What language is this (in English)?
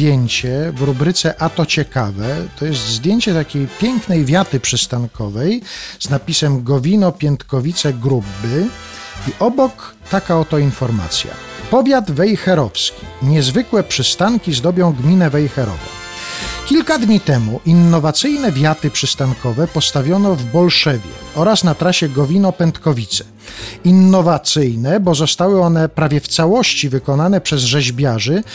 Polish